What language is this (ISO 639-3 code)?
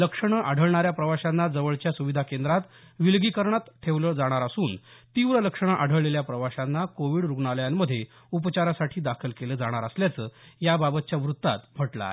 mar